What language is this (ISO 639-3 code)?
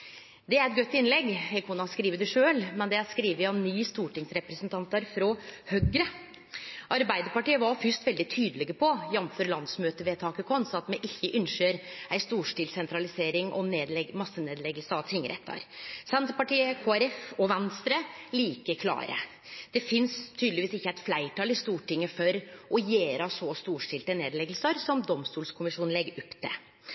nno